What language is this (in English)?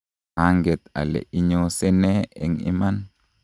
Kalenjin